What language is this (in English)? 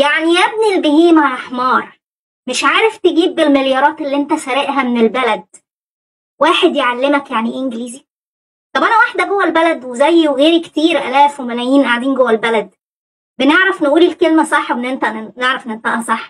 Arabic